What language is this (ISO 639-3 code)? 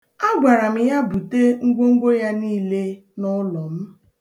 ibo